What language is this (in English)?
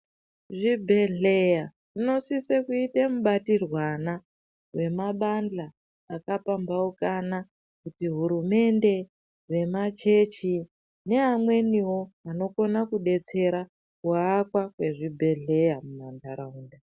Ndau